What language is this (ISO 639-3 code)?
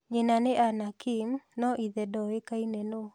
kik